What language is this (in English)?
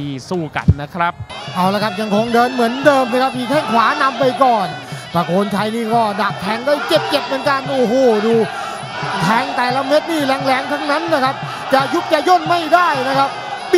Thai